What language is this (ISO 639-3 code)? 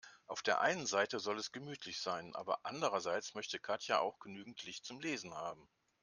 deu